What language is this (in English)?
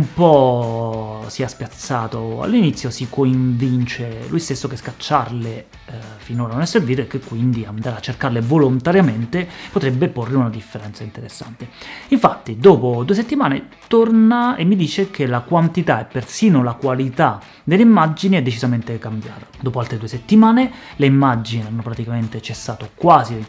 Italian